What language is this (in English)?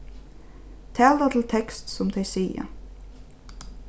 Faroese